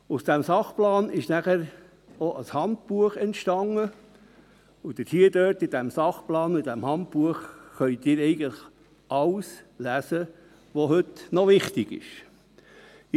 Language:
Swiss German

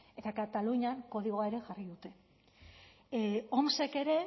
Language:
Basque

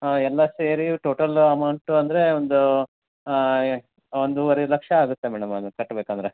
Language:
Kannada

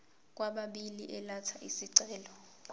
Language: Zulu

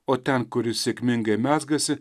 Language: Lithuanian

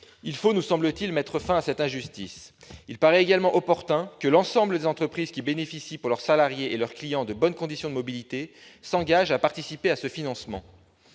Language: French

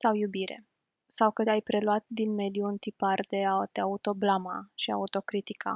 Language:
Romanian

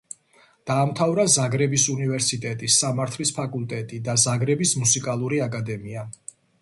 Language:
Georgian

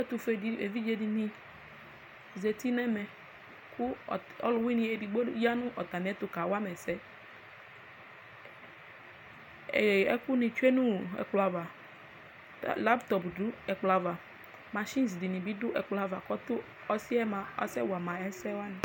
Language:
Ikposo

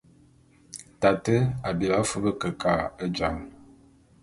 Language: Bulu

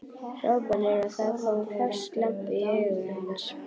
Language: Icelandic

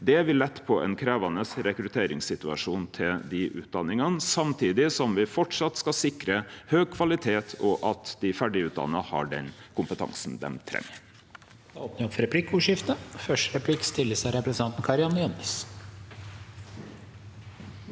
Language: Norwegian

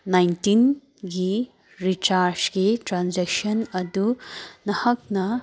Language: Manipuri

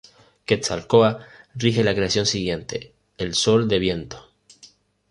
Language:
Spanish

